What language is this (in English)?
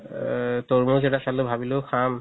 Assamese